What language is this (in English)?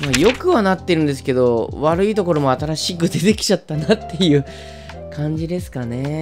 Japanese